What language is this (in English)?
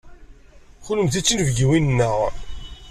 Kabyle